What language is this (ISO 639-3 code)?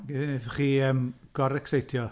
cym